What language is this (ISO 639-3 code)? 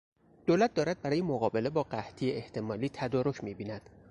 fas